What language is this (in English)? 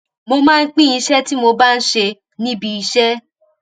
Yoruba